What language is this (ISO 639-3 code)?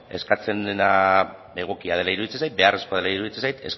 eus